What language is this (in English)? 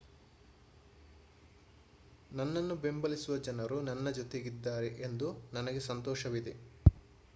Kannada